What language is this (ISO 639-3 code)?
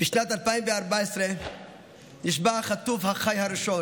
heb